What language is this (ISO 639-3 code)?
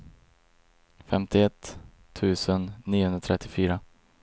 swe